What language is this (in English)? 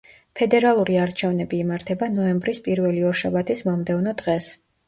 Georgian